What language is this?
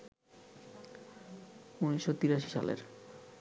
Bangla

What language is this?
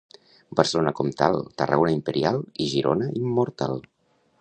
Catalan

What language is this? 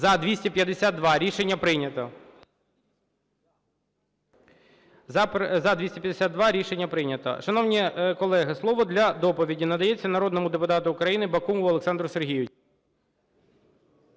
Ukrainian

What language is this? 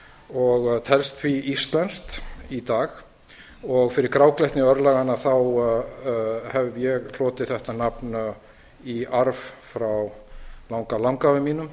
Icelandic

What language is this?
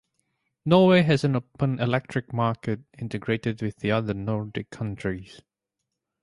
English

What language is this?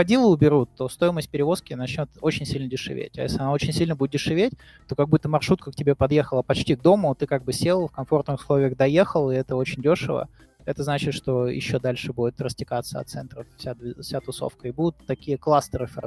Russian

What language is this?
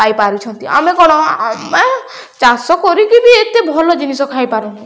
Odia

